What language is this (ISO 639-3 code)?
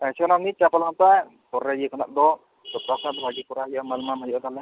sat